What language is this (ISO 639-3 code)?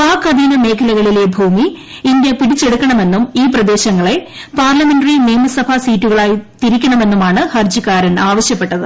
mal